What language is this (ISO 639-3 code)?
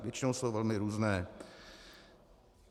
ces